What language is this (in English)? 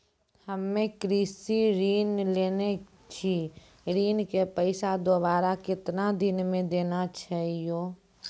Maithili